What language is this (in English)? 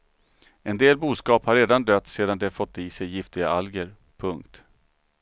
Swedish